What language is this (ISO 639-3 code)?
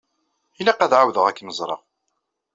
kab